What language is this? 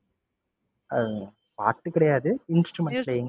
Tamil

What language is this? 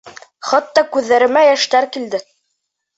Bashkir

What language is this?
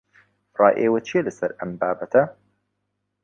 Central Kurdish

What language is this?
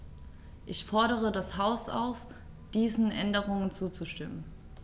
German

